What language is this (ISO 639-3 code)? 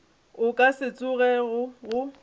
nso